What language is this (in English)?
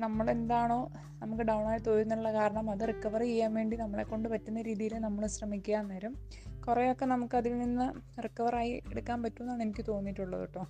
Malayalam